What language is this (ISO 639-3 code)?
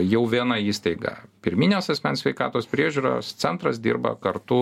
lit